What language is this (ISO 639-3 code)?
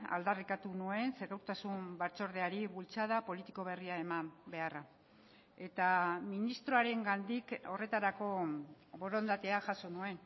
eus